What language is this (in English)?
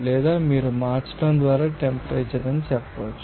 Telugu